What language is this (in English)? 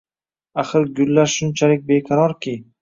Uzbek